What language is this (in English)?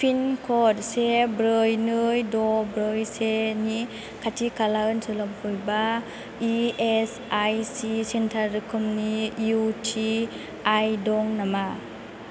Bodo